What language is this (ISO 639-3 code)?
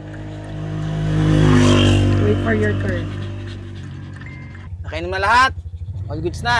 fil